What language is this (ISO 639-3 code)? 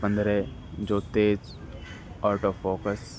urd